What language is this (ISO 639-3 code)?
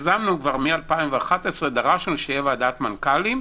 heb